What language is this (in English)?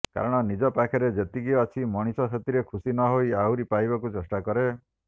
Odia